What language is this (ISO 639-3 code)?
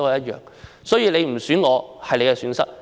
yue